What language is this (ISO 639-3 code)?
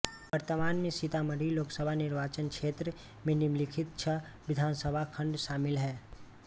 hin